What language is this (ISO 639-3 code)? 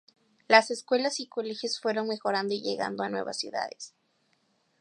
spa